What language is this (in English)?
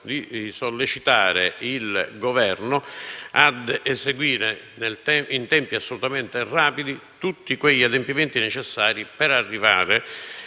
Italian